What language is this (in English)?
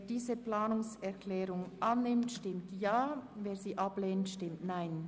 Swiss German